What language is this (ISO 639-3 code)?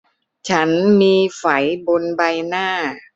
tha